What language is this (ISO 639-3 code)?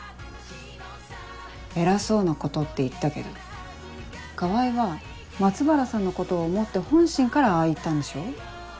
jpn